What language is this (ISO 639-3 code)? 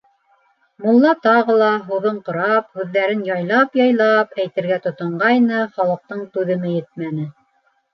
bak